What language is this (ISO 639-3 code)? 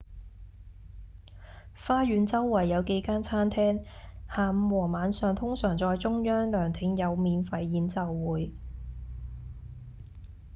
yue